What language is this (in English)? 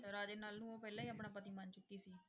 Punjabi